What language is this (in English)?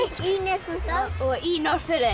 Icelandic